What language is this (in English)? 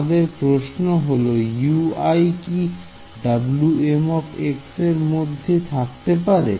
Bangla